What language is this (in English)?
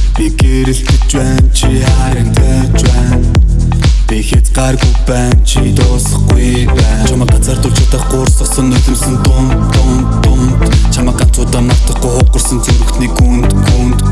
Mongolian